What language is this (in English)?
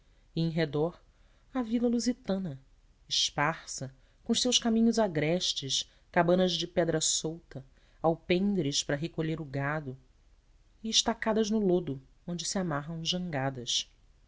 Portuguese